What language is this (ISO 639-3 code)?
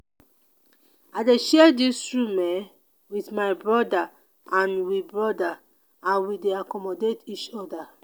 pcm